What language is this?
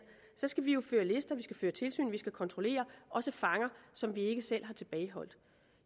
Danish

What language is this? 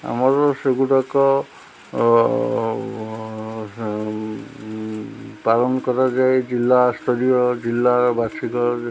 Odia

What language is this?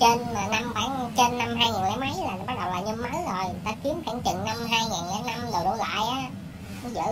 Vietnamese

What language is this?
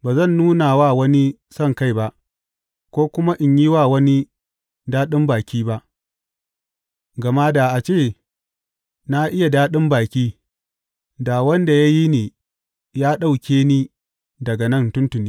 Hausa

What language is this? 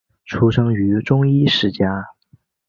Chinese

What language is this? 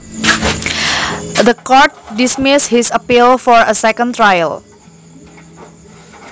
Javanese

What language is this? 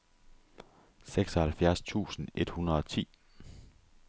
Danish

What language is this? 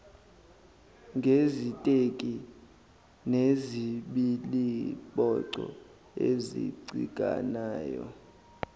Zulu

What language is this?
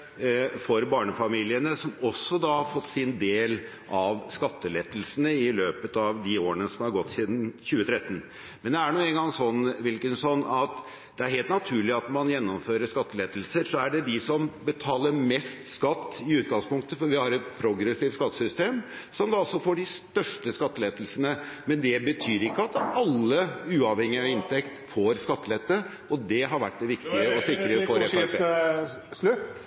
Norwegian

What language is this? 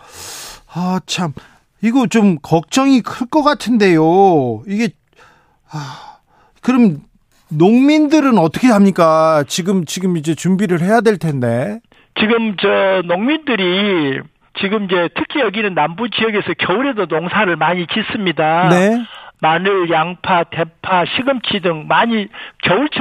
Korean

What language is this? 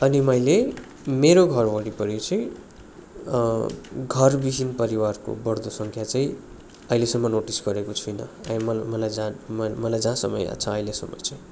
Nepali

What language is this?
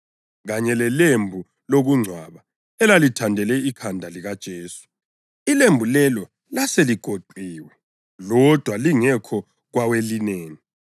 North Ndebele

